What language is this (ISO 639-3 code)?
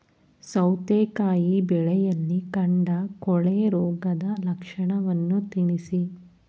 kan